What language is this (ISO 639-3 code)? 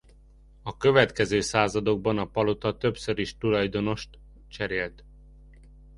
hun